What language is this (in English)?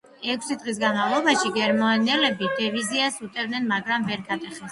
Georgian